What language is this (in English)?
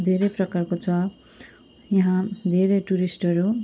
Nepali